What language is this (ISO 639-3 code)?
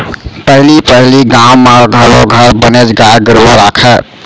hne